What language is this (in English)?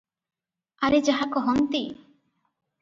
Odia